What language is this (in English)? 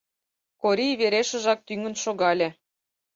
Mari